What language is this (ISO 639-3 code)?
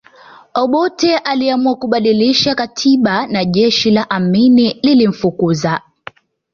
swa